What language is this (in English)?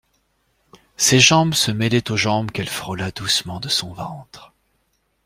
French